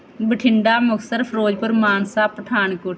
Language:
Punjabi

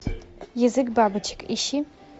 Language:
Russian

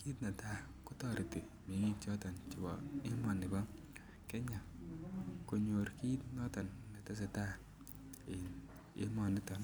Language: Kalenjin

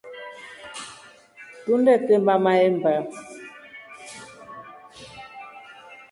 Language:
Rombo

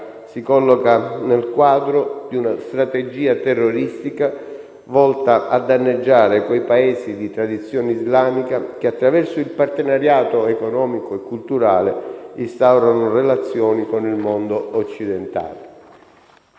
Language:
Italian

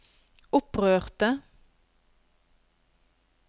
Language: Norwegian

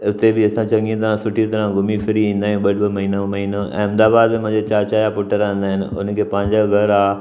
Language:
Sindhi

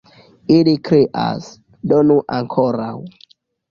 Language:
Esperanto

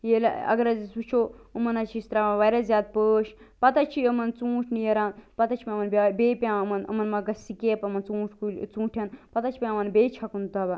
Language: Kashmiri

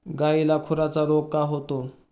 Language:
Marathi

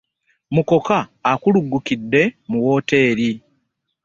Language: Ganda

